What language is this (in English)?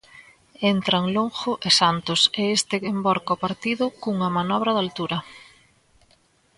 Galician